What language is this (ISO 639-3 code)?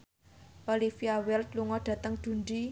jav